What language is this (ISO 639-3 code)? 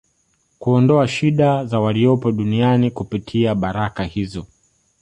swa